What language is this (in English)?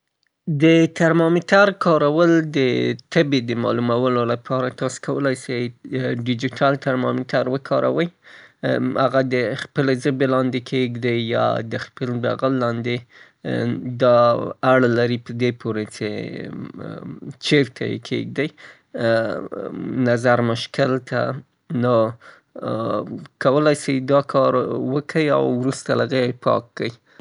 Southern Pashto